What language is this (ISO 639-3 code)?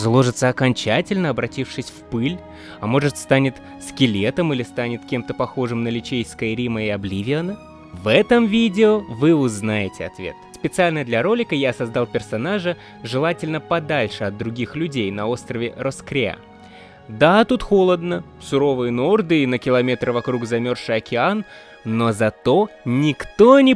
rus